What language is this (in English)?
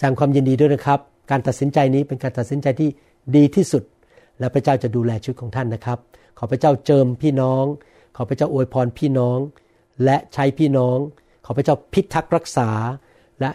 Thai